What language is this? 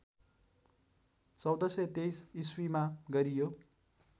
Nepali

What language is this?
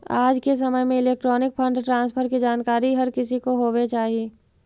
Magahi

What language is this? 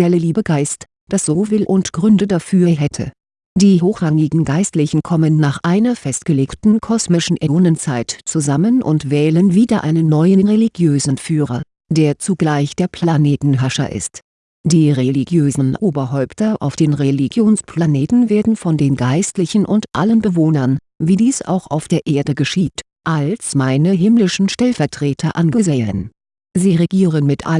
German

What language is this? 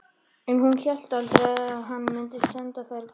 Icelandic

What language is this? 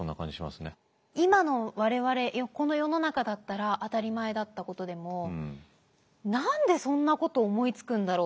Japanese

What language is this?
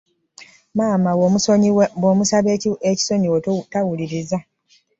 Ganda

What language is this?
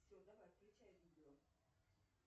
Russian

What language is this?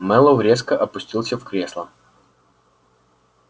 Russian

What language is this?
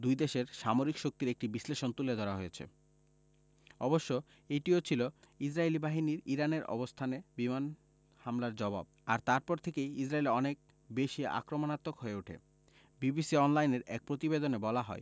Bangla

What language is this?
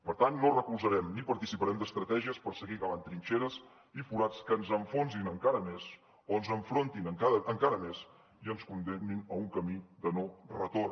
Catalan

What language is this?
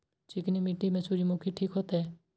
Maithili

